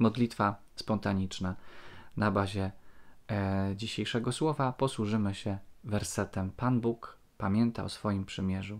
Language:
Polish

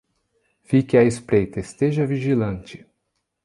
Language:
Portuguese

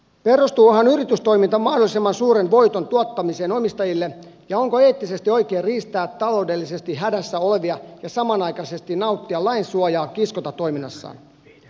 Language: Finnish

